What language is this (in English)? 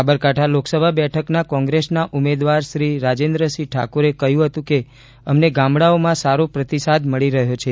Gujarati